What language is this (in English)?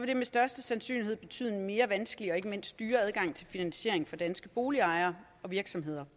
Danish